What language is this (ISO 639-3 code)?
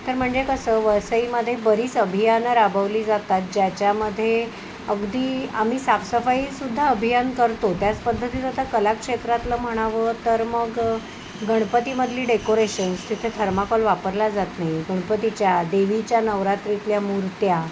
mar